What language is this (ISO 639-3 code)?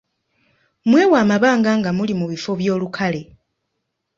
lug